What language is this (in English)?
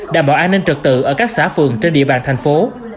Vietnamese